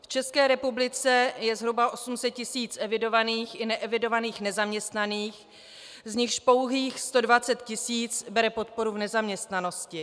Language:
Czech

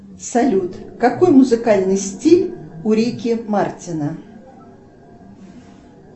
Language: Russian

